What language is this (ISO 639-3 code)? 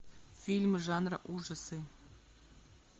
rus